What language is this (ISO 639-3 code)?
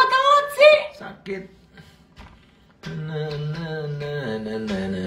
ind